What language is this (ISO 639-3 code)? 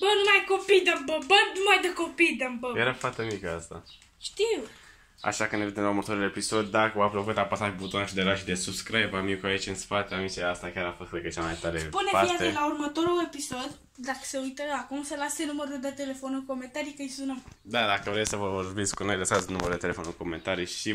ron